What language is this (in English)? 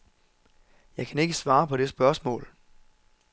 Danish